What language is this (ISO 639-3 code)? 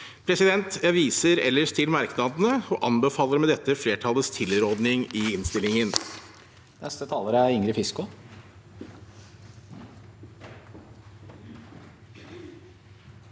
nor